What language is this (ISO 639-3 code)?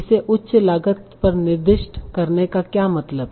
hin